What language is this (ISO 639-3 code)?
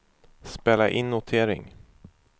swe